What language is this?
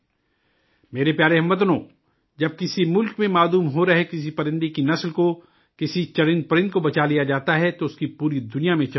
Urdu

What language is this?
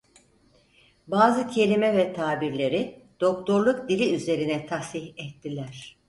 Turkish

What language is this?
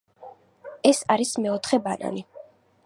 Georgian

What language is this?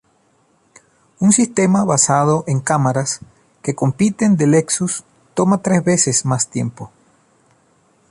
Spanish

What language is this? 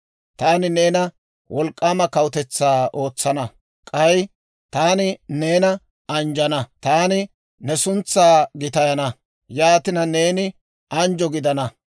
Dawro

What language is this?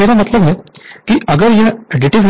Hindi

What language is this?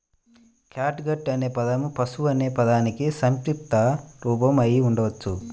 Telugu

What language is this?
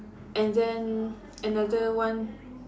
English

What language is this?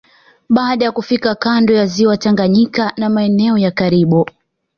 Swahili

